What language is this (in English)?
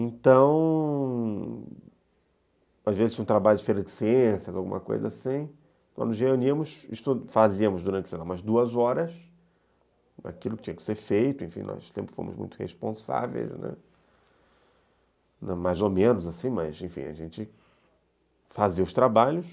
Portuguese